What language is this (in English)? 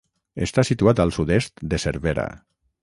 Catalan